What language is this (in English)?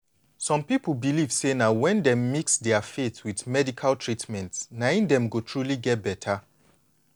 Nigerian Pidgin